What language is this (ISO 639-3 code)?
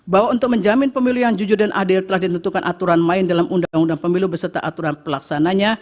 ind